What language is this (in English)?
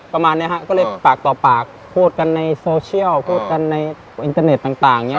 Thai